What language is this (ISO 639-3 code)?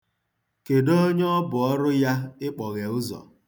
ibo